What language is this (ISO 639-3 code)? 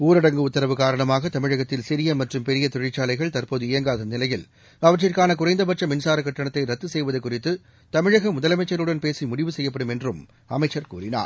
tam